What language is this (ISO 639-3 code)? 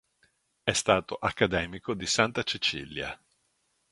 ita